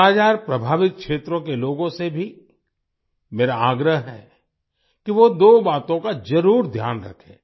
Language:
Hindi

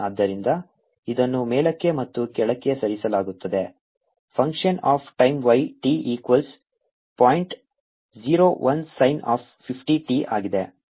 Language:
Kannada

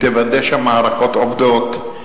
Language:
Hebrew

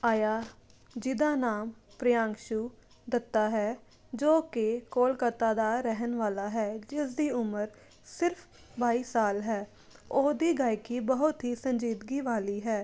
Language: Punjabi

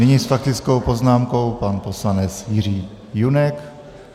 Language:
Czech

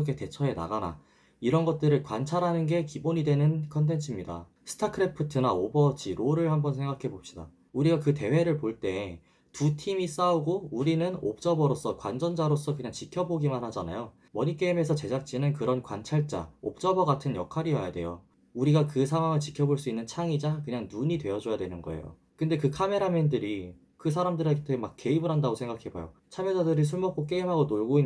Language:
Korean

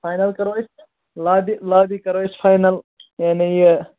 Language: Kashmiri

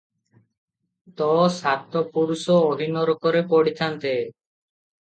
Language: Odia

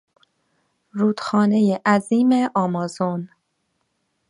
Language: Persian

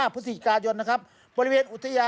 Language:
Thai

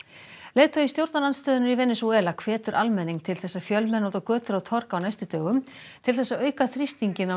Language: Icelandic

